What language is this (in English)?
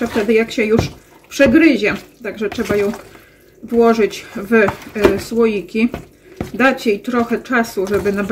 Polish